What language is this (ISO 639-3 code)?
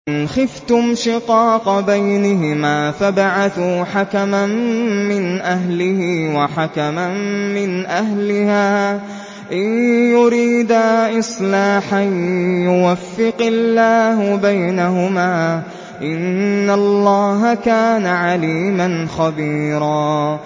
ara